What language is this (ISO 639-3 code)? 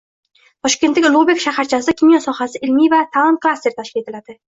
uzb